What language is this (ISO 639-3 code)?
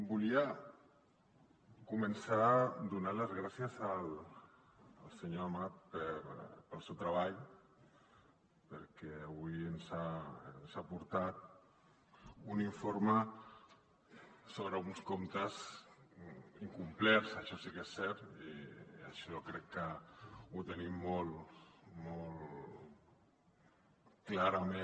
cat